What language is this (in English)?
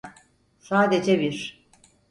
Turkish